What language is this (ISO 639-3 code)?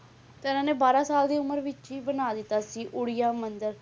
pan